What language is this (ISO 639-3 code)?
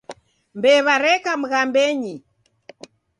dav